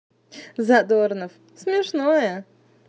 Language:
Russian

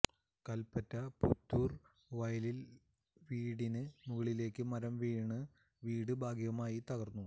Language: Malayalam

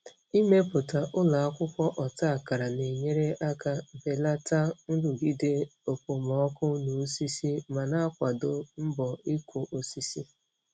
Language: Igbo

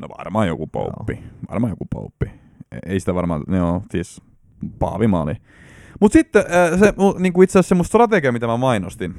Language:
Finnish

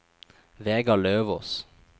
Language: Norwegian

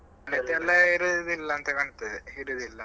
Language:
Kannada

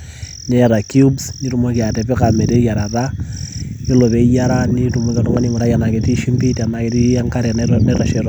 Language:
Masai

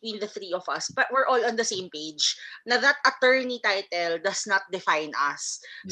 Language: Filipino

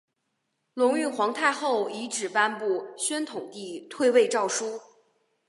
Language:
Chinese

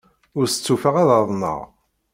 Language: Kabyle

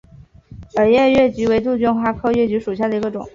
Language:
Chinese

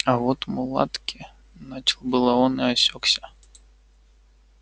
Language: Russian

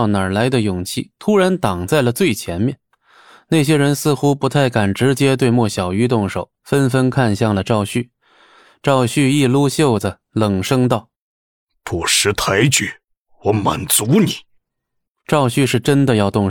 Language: Chinese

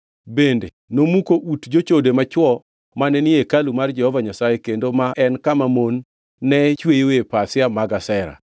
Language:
Luo (Kenya and Tanzania)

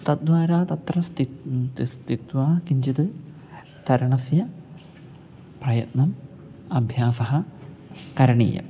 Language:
Sanskrit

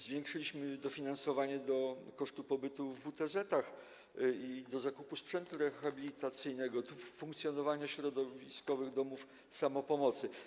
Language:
Polish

